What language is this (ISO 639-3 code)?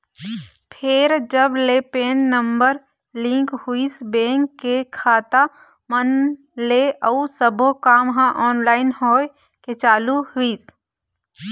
hne